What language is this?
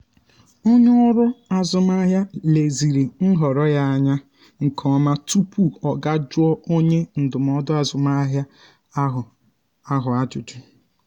Igbo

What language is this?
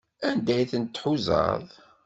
Kabyle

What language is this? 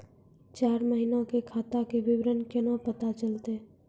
Maithili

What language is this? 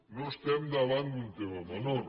Catalan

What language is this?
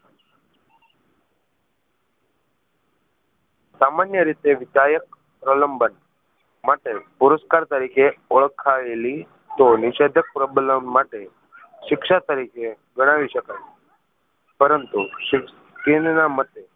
Gujarati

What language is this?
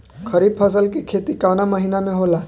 Bhojpuri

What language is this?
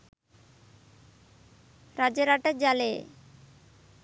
Sinhala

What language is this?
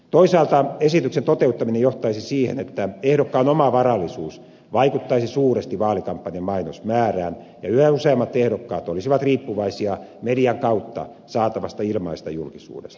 Finnish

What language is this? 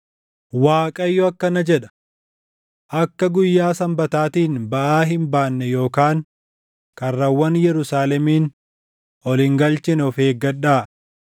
Oromo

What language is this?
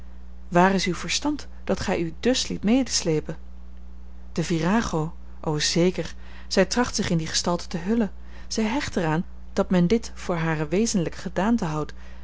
Dutch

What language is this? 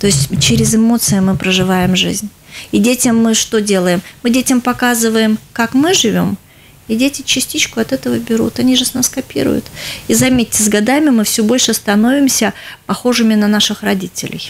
Russian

